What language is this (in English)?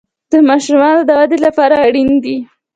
Pashto